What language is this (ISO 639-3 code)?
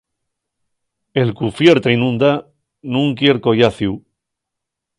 ast